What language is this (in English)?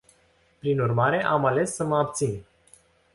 Romanian